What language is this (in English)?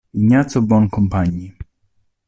Italian